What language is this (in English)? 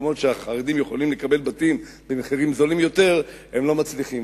Hebrew